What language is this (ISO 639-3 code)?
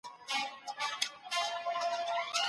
pus